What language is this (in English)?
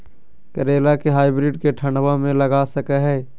Magahi